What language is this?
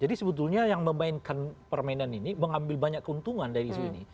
Indonesian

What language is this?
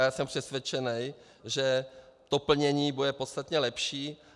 Czech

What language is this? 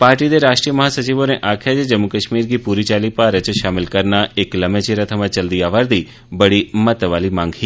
Dogri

